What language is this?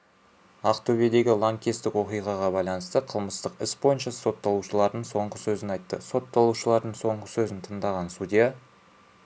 Kazakh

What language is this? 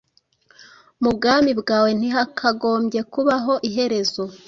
Kinyarwanda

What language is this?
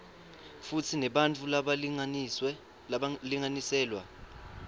Swati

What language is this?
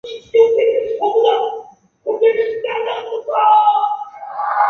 Chinese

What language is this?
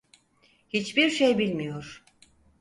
Turkish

